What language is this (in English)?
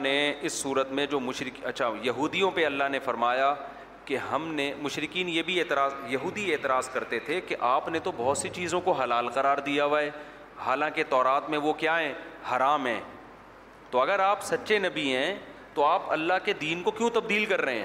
Urdu